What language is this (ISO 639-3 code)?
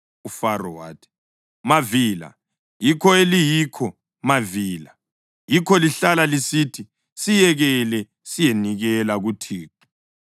nde